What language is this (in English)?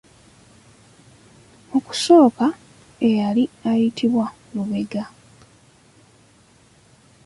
Ganda